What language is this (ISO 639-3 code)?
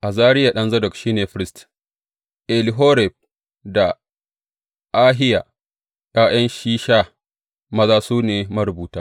hau